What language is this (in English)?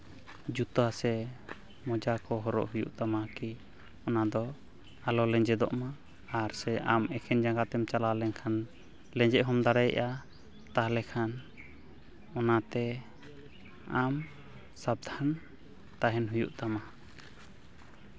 Santali